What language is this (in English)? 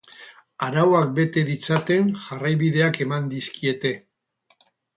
Basque